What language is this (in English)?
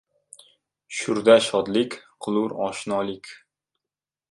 Uzbek